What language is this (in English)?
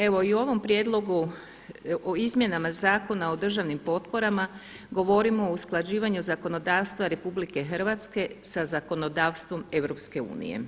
Croatian